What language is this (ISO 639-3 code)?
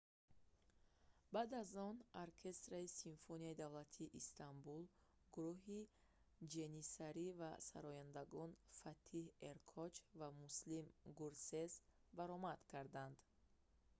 tgk